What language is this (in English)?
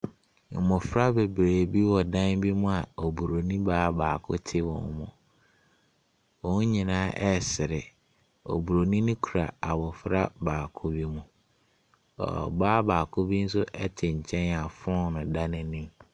Akan